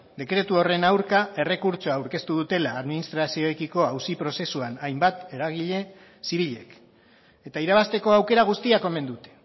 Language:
Basque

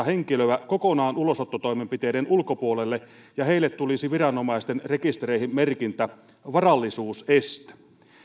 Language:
Finnish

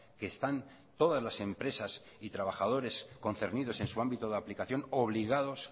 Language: Spanish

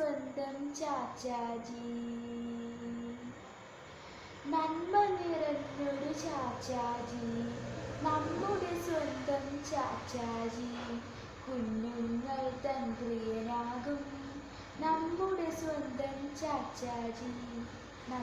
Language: Ukrainian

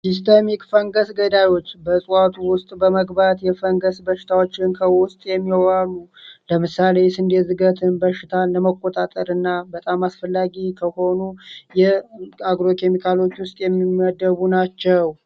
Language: Amharic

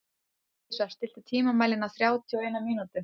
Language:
Icelandic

